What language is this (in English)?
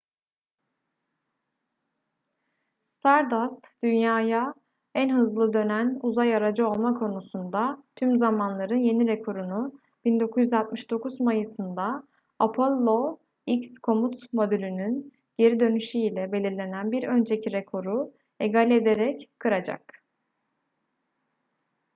Turkish